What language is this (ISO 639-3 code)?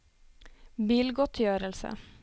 nor